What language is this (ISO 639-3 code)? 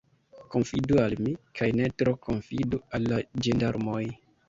epo